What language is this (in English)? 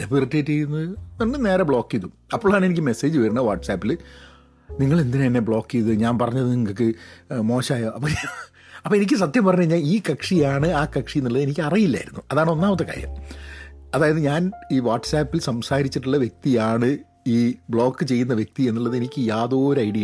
Malayalam